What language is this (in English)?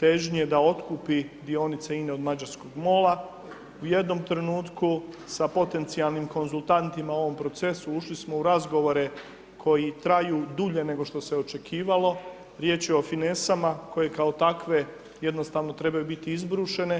Croatian